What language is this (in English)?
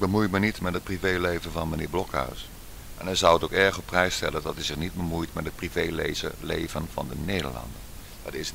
Dutch